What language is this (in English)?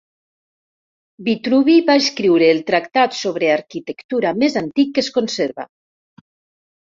Catalan